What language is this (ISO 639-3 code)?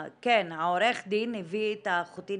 heb